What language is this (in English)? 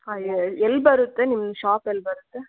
Kannada